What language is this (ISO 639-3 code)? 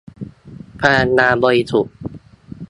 tha